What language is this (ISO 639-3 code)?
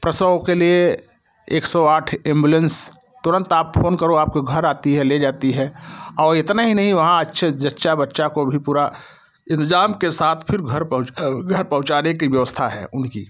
hin